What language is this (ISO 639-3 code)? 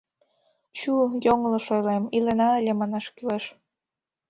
chm